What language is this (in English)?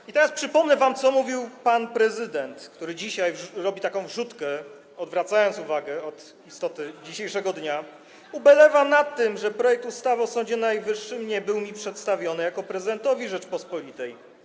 Polish